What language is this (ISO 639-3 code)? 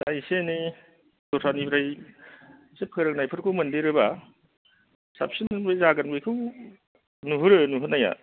brx